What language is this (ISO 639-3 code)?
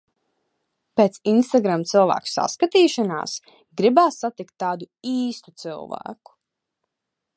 lav